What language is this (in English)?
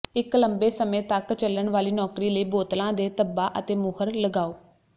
Punjabi